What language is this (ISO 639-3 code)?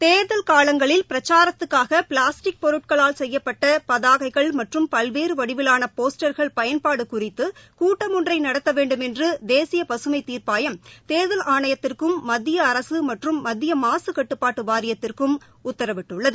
tam